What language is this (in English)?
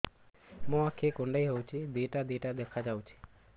Odia